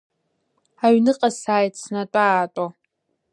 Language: Abkhazian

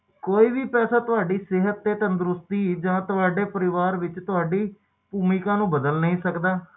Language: Punjabi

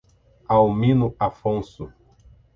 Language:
Portuguese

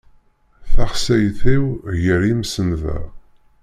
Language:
Kabyle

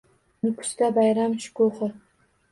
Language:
Uzbek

